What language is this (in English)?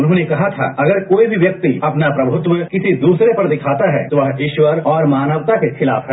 Hindi